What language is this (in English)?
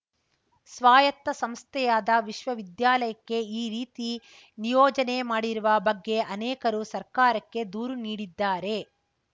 Kannada